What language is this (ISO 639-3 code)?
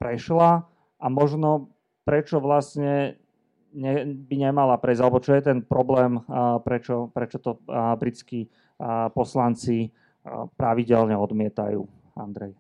slk